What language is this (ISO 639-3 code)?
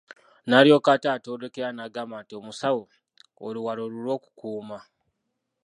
lug